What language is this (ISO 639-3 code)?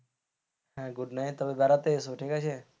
ben